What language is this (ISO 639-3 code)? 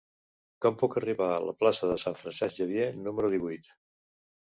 cat